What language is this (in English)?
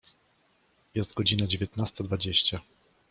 Polish